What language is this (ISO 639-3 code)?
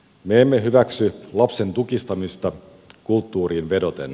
fin